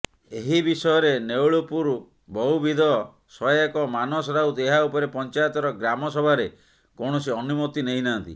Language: Odia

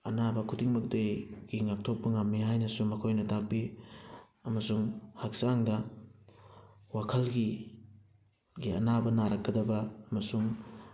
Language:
Manipuri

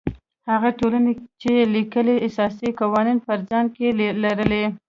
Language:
Pashto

